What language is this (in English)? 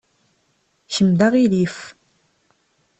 Kabyle